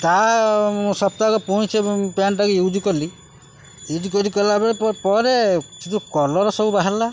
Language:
Odia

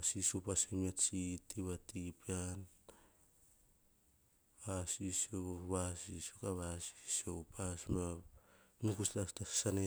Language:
Hahon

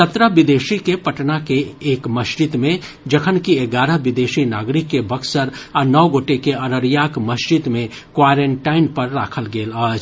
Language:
Maithili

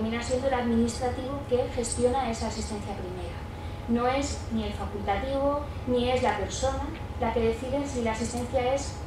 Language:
Spanish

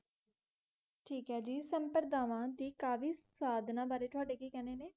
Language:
Punjabi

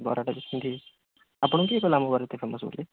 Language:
Odia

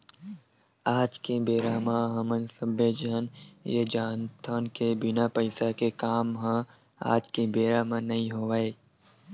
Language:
Chhattisgarhi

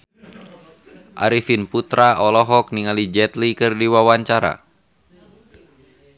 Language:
Sundanese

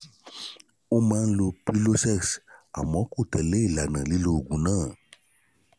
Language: Yoruba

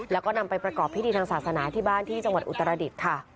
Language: Thai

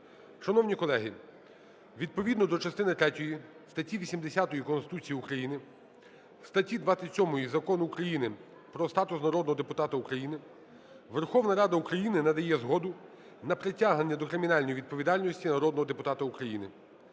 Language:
Ukrainian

